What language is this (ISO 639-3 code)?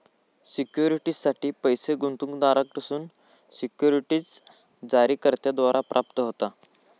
mar